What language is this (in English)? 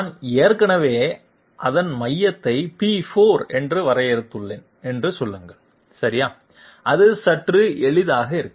Tamil